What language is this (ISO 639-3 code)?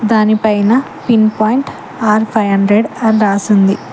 tel